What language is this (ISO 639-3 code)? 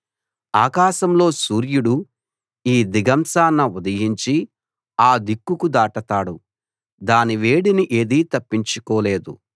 tel